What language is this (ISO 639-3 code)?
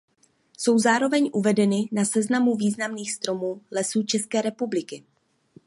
ces